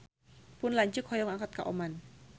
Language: Sundanese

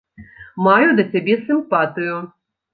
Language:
Belarusian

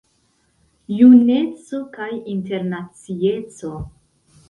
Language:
Esperanto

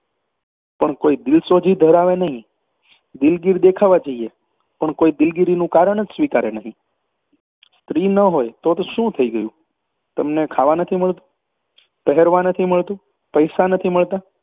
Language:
Gujarati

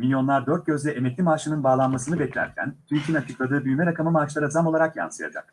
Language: Turkish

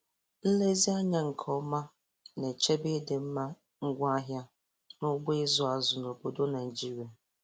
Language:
Igbo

